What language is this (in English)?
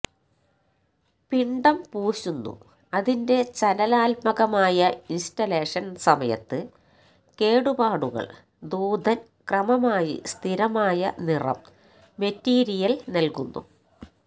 Malayalam